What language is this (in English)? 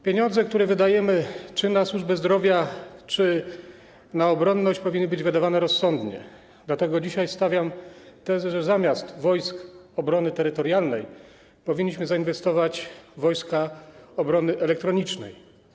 Polish